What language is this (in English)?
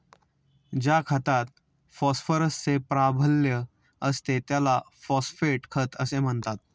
Marathi